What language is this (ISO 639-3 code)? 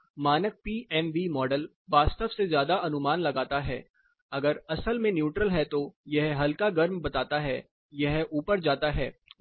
hin